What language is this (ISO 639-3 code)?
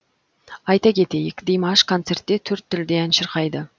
kaz